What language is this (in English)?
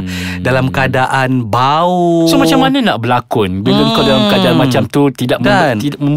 Malay